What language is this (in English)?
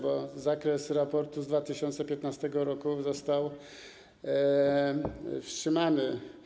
Polish